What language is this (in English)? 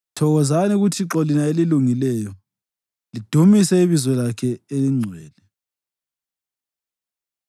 North Ndebele